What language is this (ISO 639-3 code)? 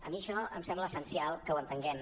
cat